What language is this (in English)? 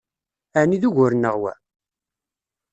Kabyle